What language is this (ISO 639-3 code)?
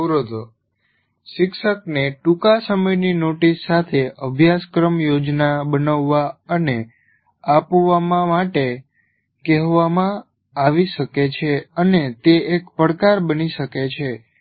guj